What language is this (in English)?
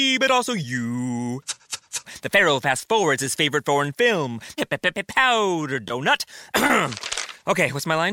Italian